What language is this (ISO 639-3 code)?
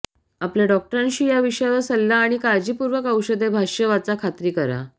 mar